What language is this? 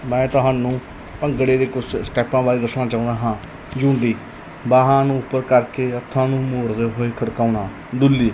Punjabi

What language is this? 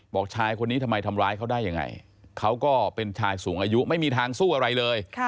Thai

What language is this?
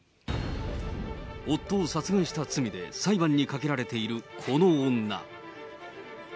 Japanese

